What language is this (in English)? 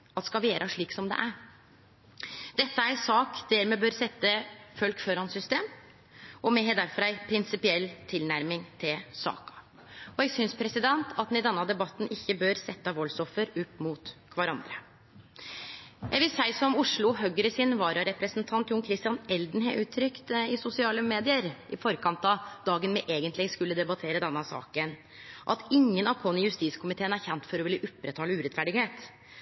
Norwegian Nynorsk